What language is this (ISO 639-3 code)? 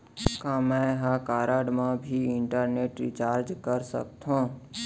hne